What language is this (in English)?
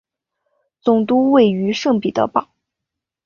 Chinese